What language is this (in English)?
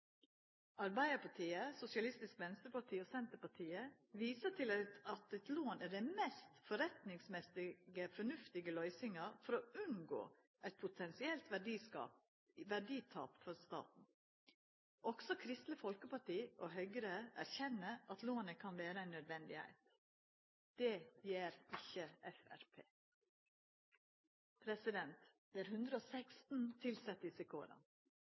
Norwegian Nynorsk